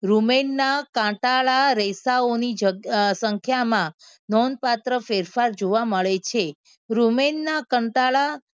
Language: Gujarati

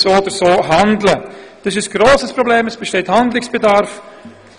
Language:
Swiss German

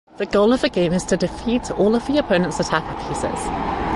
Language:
English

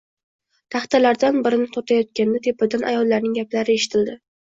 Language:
Uzbek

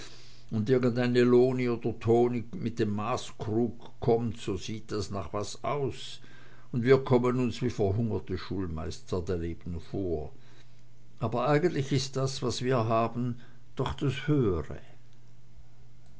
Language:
German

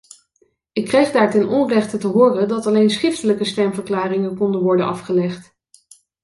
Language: Dutch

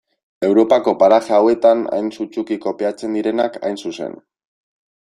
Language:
Basque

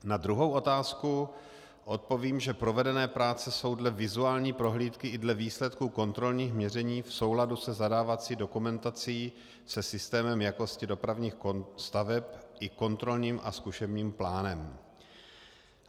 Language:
Czech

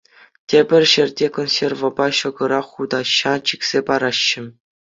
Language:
Chuvash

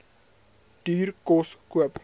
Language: Afrikaans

